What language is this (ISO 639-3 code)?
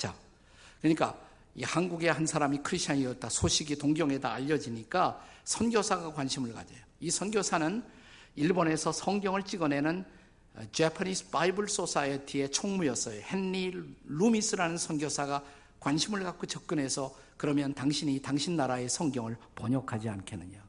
kor